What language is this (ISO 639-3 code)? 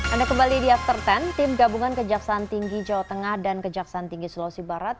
ind